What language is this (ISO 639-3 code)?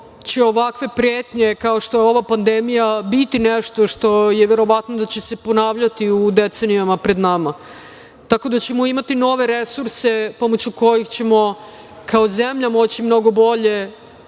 srp